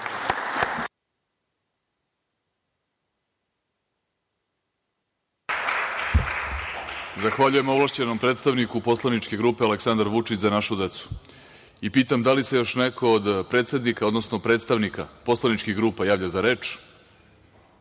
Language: Serbian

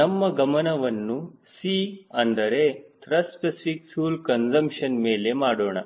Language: Kannada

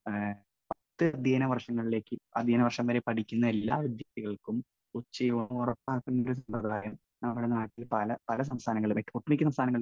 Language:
Malayalam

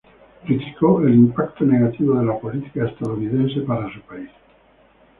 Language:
Spanish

